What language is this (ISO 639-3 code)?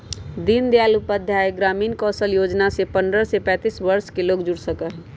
mag